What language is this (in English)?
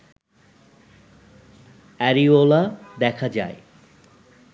Bangla